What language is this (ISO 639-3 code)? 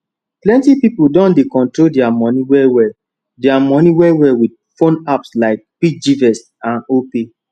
pcm